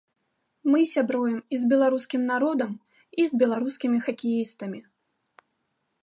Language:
Belarusian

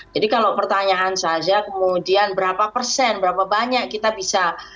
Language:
Indonesian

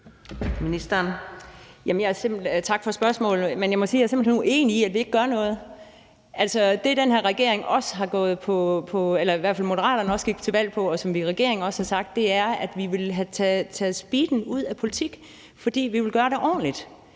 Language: Danish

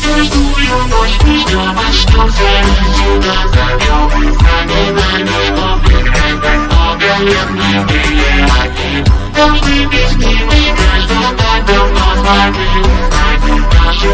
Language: Romanian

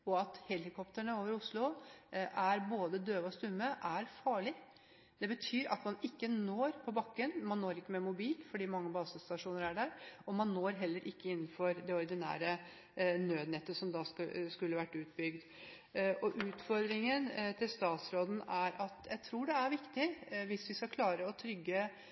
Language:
Norwegian Bokmål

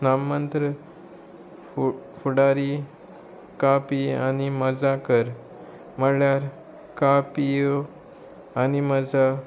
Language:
Konkani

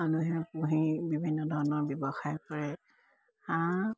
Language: Assamese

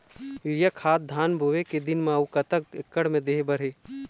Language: Chhattisgarhi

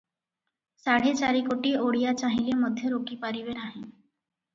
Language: Odia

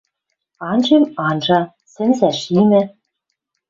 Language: Western Mari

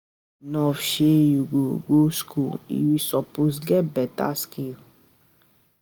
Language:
Nigerian Pidgin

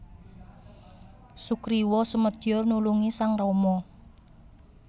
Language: Javanese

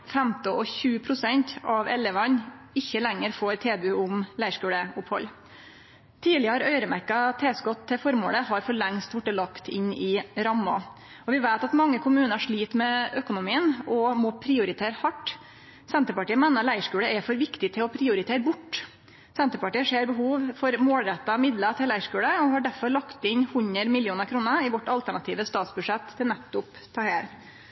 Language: Norwegian Nynorsk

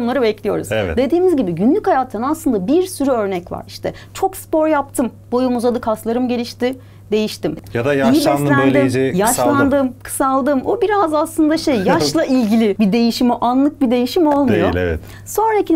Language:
Turkish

